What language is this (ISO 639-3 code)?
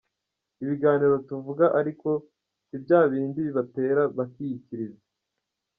kin